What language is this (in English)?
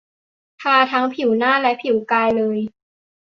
Thai